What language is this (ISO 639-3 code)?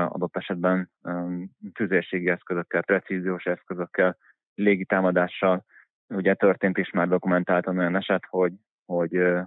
hun